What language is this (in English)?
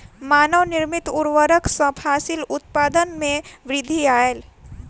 Maithili